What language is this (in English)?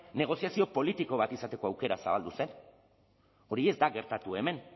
Basque